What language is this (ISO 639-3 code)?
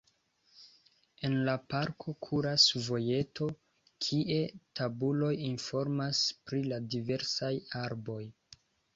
epo